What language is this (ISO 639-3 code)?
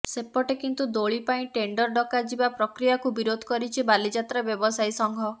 ori